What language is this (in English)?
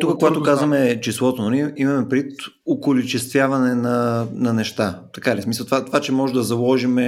Bulgarian